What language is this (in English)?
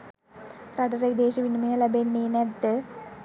Sinhala